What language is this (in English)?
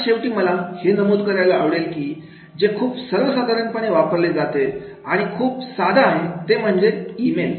Marathi